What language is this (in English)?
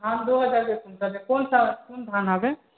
Maithili